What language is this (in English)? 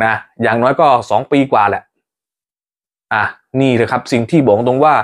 Thai